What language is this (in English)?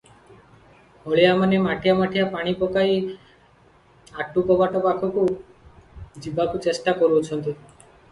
Odia